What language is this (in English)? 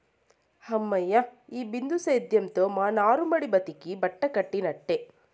Telugu